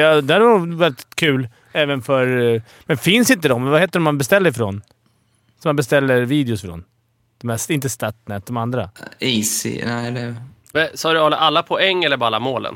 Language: Swedish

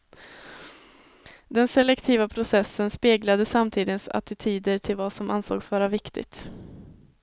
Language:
Swedish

